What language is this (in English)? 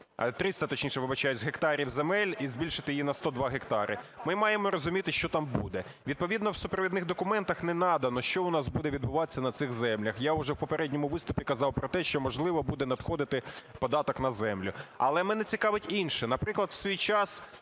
Ukrainian